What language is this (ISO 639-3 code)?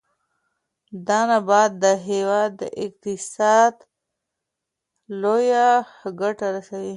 pus